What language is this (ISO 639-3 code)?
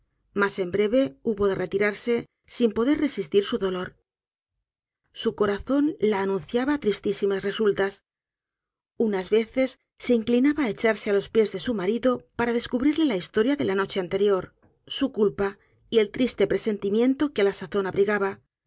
spa